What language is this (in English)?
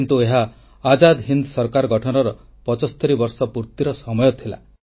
Odia